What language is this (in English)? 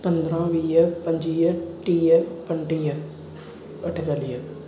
Sindhi